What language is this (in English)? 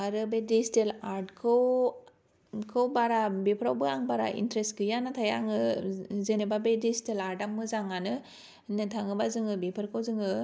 Bodo